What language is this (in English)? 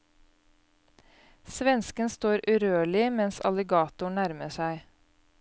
Norwegian